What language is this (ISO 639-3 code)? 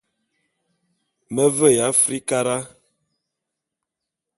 bum